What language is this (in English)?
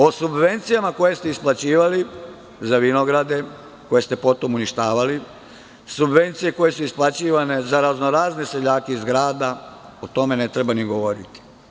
Serbian